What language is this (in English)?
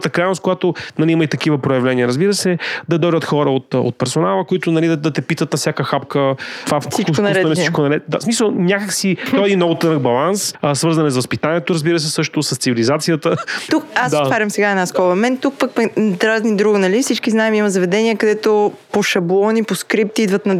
Bulgarian